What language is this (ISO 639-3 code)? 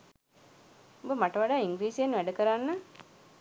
sin